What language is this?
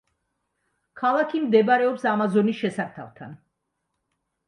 Georgian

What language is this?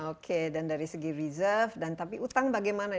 Indonesian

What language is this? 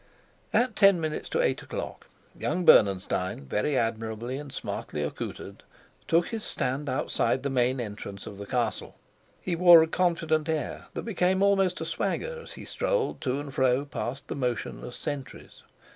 English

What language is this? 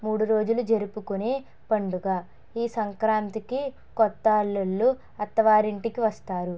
Telugu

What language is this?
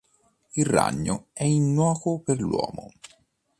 Italian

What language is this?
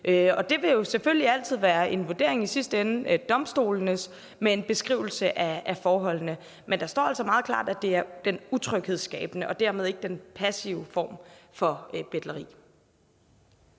Danish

